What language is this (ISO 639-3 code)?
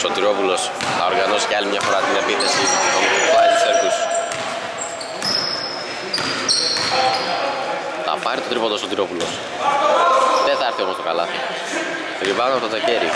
ell